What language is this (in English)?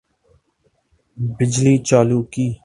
Urdu